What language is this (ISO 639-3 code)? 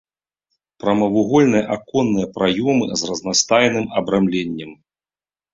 bel